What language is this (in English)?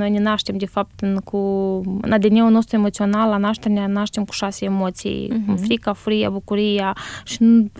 Romanian